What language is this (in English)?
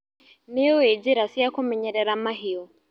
Kikuyu